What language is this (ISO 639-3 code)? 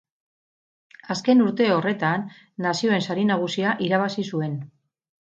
eus